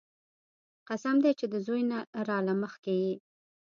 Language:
Pashto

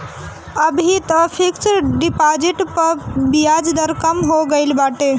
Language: Bhojpuri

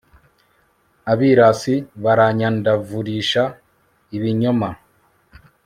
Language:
Kinyarwanda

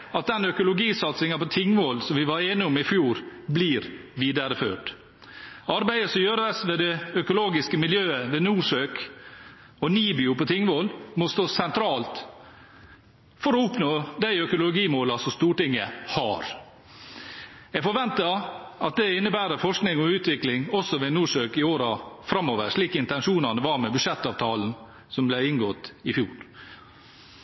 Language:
Norwegian Bokmål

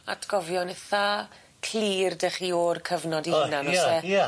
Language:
Welsh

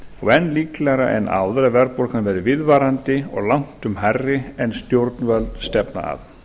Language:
Icelandic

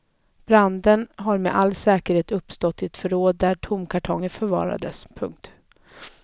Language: Swedish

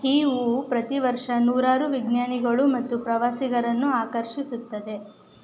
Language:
Kannada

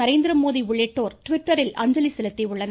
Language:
Tamil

